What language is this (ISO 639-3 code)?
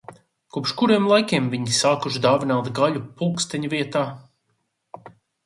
lav